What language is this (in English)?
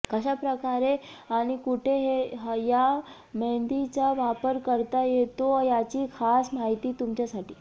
Marathi